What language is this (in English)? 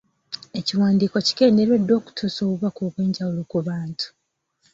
Ganda